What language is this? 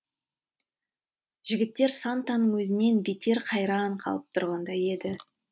Kazakh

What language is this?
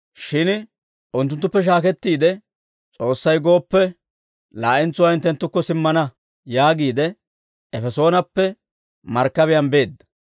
Dawro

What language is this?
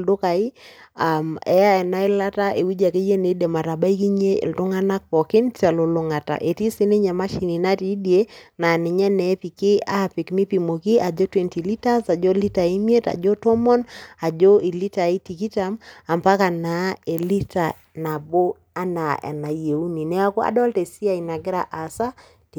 Masai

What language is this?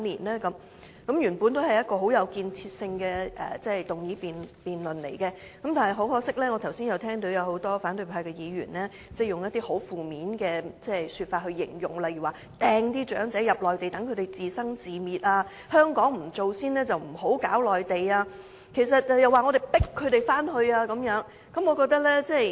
Cantonese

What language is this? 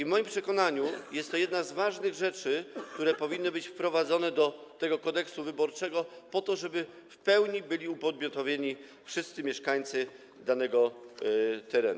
Polish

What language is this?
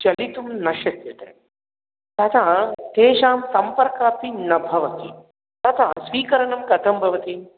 Sanskrit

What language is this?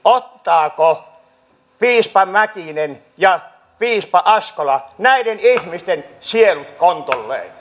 Finnish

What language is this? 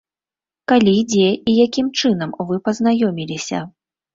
Belarusian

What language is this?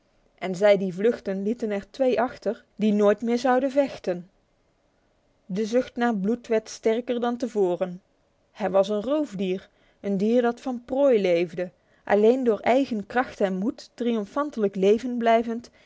Dutch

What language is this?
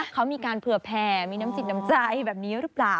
Thai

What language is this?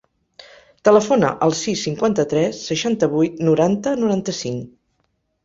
Catalan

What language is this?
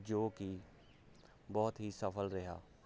Punjabi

